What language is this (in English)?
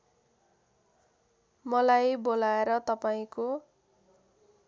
Nepali